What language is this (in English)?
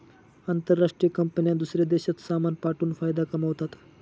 Marathi